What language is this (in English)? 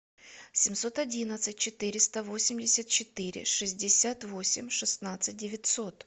Russian